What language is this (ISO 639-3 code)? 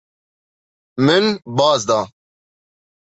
kur